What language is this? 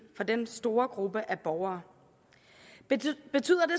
Danish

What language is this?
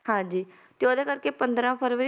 Punjabi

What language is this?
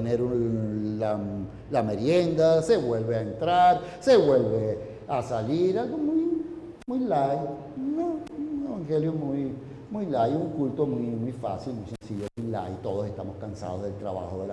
Spanish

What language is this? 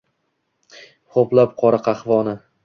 Uzbek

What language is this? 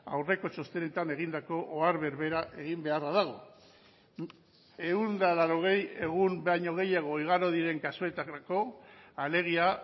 Basque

